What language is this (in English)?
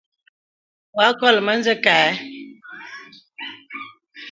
Bebele